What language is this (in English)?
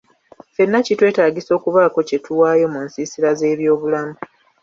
Ganda